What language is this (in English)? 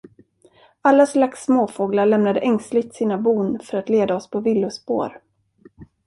Swedish